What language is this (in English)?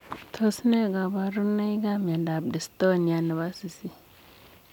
Kalenjin